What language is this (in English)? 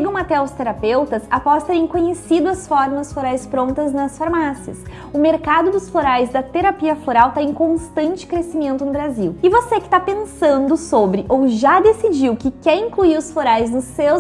Portuguese